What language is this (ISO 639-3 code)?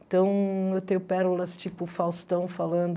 por